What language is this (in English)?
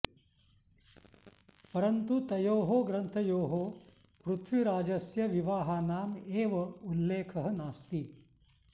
Sanskrit